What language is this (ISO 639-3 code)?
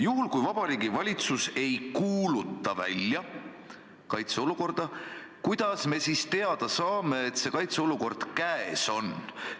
est